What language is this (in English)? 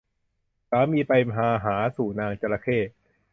Thai